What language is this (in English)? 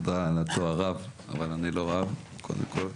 Hebrew